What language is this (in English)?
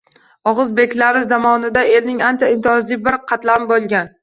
Uzbek